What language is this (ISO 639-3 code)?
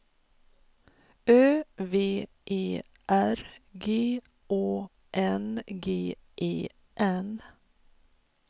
swe